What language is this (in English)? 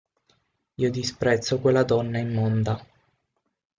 Italian